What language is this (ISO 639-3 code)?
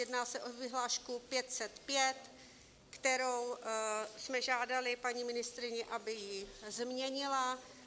ces